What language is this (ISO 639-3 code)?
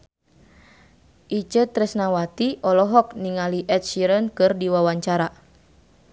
sun